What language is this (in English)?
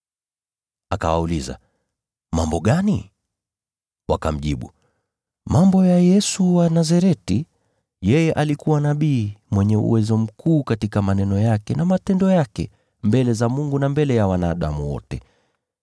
Swahili